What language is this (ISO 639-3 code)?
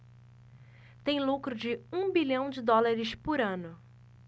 por